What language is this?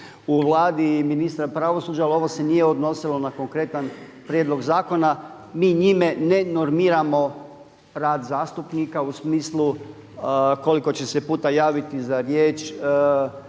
Croatian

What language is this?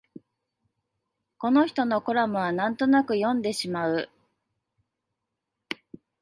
Japanese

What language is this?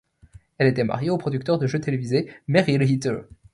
French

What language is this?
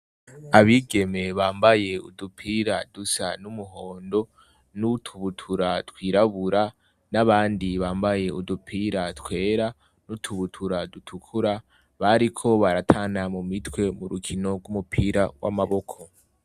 Rundi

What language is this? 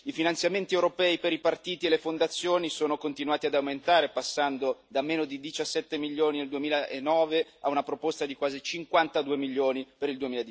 Italian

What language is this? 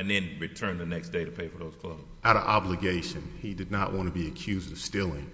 English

